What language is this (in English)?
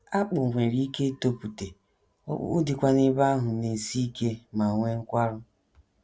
Igbo